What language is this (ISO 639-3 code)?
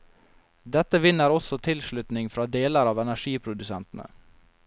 nor